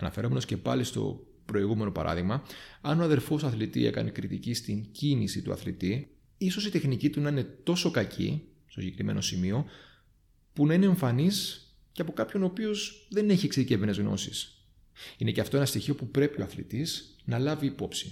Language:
Greek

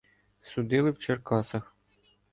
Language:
Ukrainian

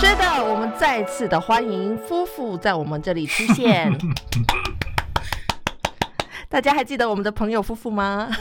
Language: Chinese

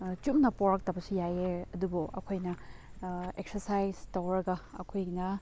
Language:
Manipuri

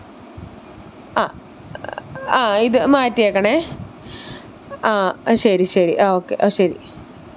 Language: Malayalam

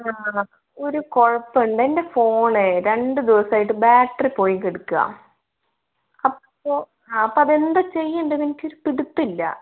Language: Malayalam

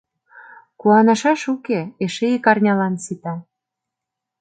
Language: Mari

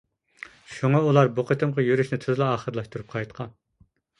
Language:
Uyghur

